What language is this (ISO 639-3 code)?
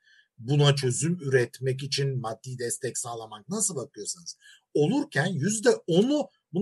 tur